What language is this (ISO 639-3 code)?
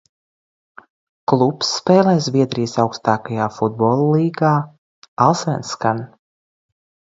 lav